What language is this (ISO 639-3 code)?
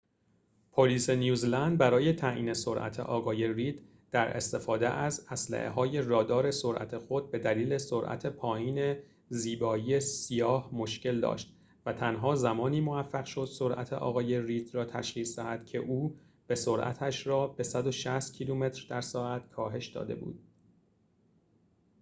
fas